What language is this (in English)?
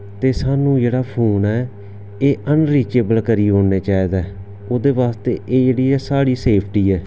Dogri